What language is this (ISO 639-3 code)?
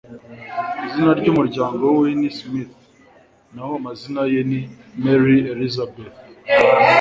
kin